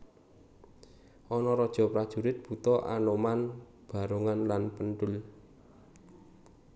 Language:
Javanese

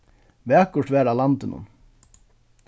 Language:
Faroese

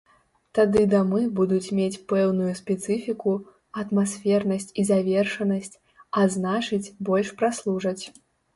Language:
Belarusian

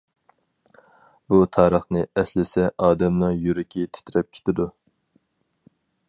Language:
Uyghur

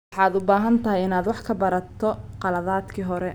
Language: Somali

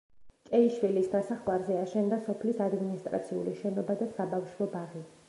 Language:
Georgian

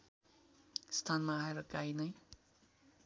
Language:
Nepali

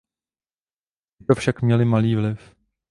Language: Czech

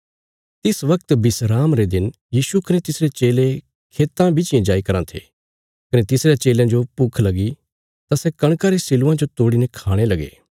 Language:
Bilaspuri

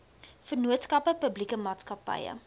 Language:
Afrikaans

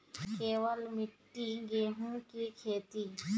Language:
Maithili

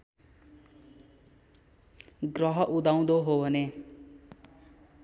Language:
Nepali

